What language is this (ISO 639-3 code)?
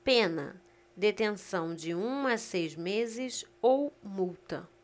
por